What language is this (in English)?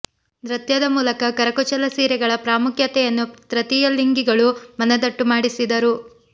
Kannada